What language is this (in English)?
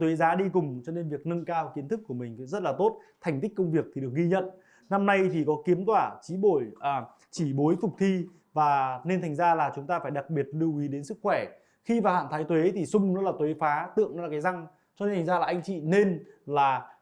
Vietnamese